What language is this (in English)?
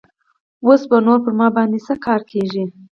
Pashto